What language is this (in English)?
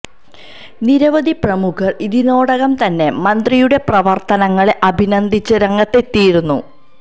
Malayalam